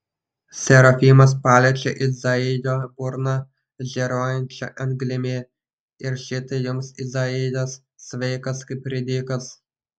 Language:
Lithuanian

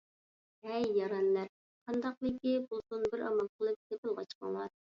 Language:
Uyghur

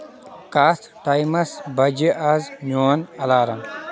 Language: Kashmiri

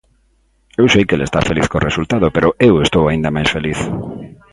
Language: Galician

